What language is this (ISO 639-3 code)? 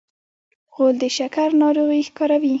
pus